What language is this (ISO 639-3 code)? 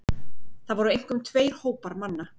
isl